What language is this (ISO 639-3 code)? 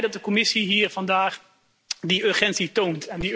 nld